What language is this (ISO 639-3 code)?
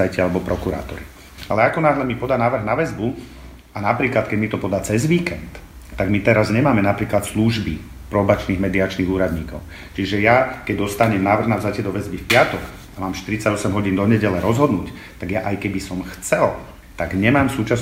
slk